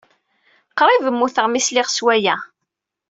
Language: Kabyle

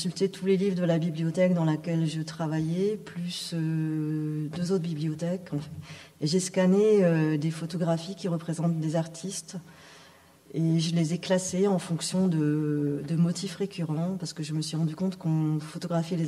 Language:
French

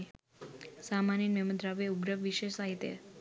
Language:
Sinhala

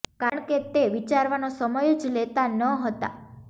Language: Gujarati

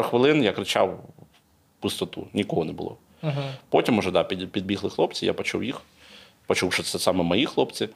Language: Ukrainian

